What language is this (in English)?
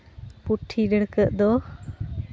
Santali